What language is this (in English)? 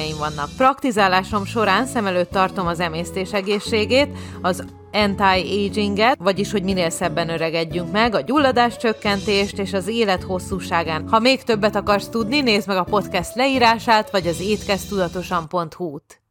Hungarian